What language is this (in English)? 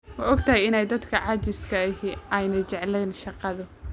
Somali